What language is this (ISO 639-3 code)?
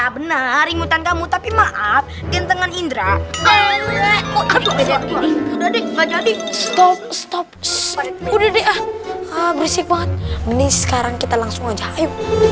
ind